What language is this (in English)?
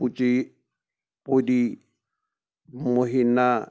Kashmiri